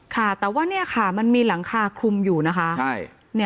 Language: Thai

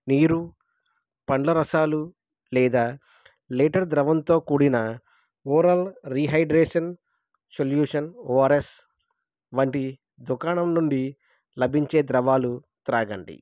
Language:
Telugu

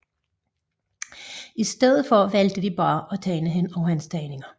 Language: Danish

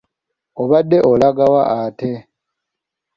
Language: Ganda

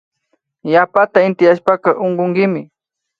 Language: Imbabura Highland Quichua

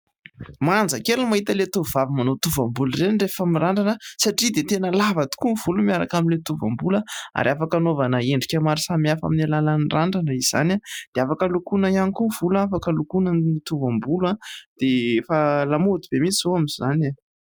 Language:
Malagasy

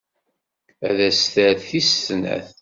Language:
Kabyle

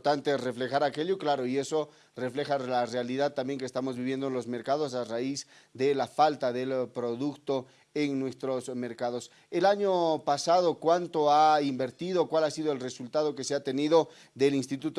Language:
Spanish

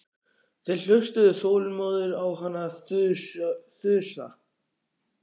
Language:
Icelandic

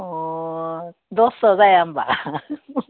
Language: Bodo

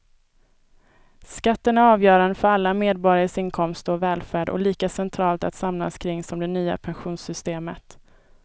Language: Swedish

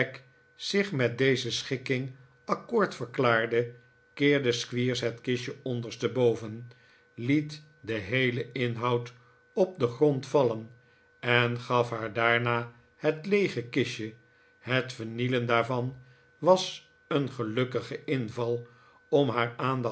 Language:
Dutch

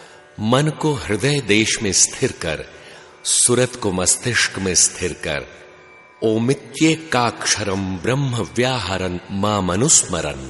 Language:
Hindi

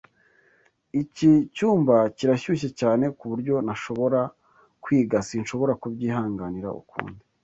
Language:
Kinyarwanda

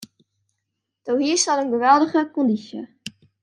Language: Western Frisian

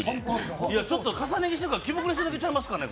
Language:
Japanese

